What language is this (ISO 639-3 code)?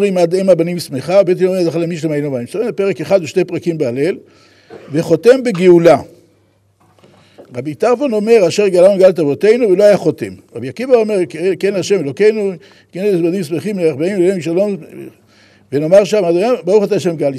heb